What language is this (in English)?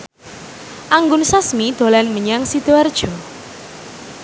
Javanese